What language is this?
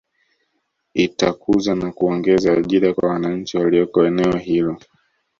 Swahili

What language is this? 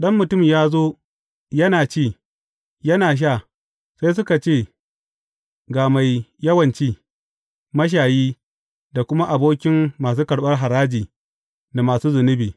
Hausa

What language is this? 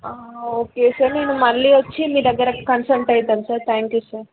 Telugu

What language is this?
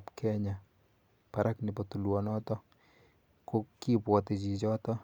Kalenjin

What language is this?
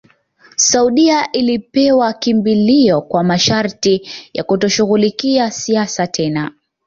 Swahili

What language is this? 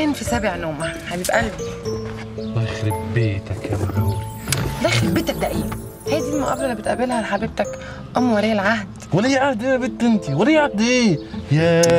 Arabic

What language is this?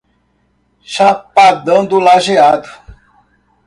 Portuguese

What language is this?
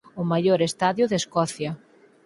Galician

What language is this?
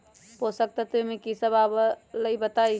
Magahi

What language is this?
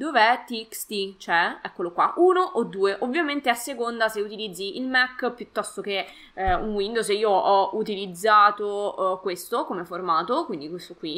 Italian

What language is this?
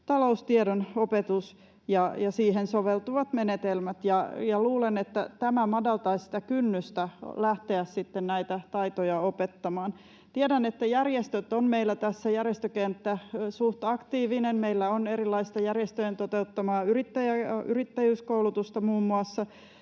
Finnish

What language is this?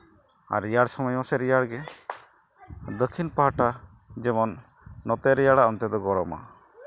Santali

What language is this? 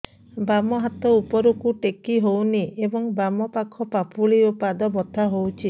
Odia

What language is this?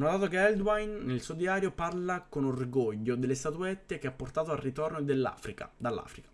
Italian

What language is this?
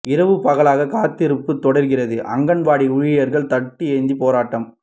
Tamil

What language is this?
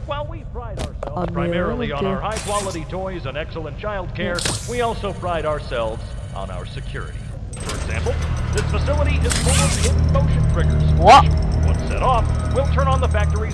Portuguese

